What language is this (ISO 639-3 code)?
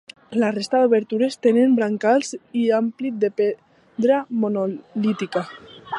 cat